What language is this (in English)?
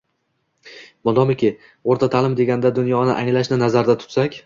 Uzbek